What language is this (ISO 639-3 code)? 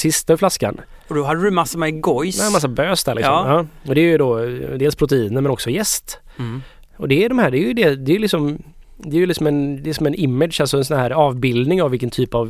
swe